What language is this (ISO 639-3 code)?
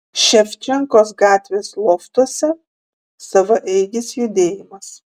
lit